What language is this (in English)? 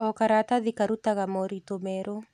Kikuyu